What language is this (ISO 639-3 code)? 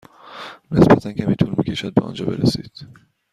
fas